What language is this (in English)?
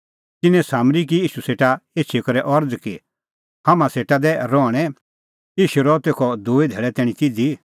Kullu Pahari